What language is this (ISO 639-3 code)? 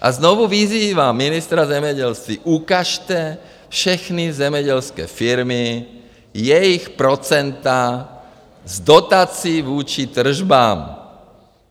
ces